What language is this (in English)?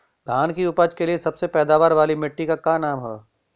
Bhojpuri